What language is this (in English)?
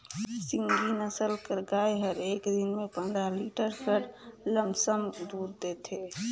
Chhattisgarhi